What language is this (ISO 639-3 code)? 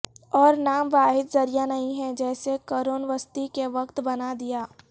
urd